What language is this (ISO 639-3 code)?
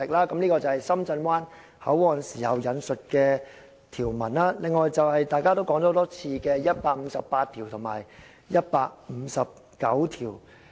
yue